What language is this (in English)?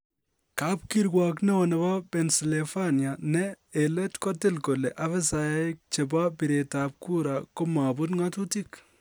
Kalenjin